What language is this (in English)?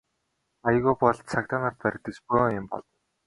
Mongolian